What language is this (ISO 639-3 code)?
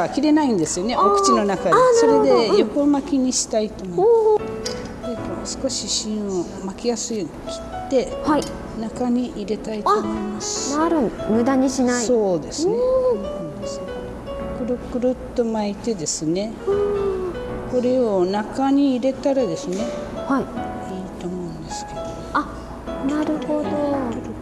jpn